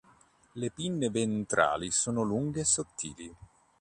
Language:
Italian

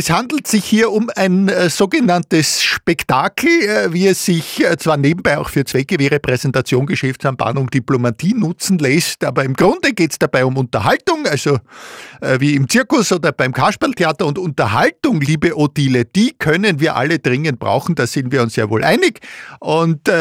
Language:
German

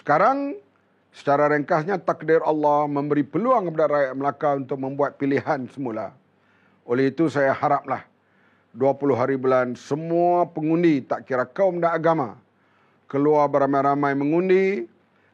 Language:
Malay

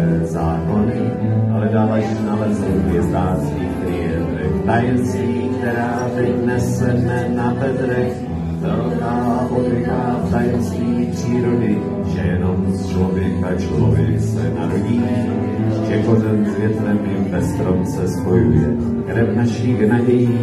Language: Czech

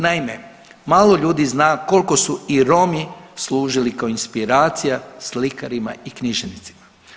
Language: Croatian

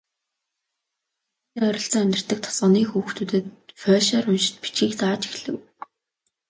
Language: Mongolian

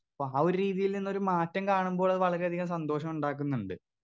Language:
Malayalam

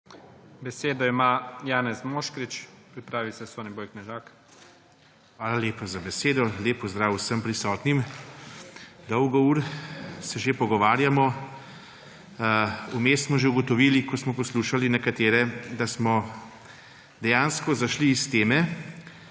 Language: Slovenian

